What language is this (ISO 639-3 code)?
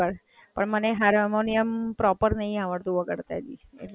guj